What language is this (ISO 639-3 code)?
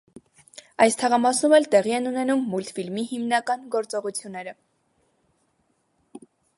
hye